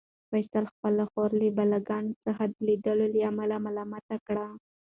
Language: Pashto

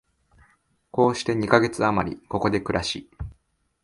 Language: Japanese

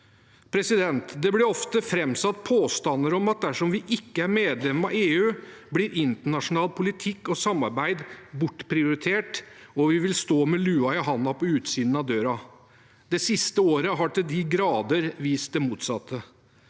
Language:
Norwegian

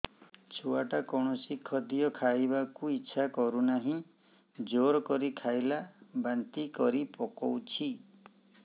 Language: Odia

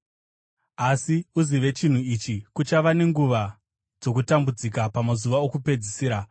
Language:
Shona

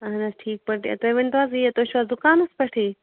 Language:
Kashmiri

